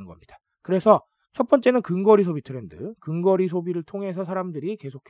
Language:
Korean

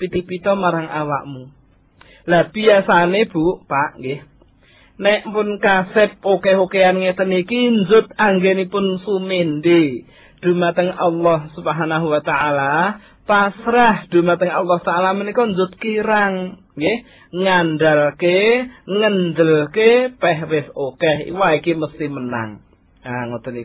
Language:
Malay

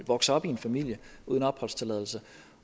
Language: Danish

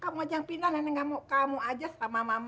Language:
Indonesian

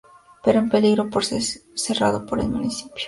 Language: Spanish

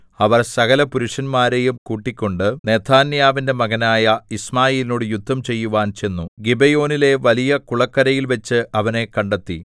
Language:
Malayalam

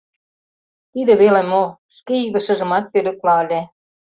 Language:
Mari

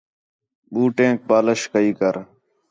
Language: Khetrani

